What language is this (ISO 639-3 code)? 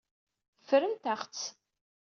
kab